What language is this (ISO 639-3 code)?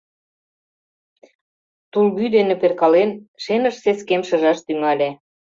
chm